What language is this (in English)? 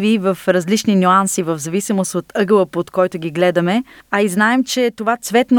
Bulgarian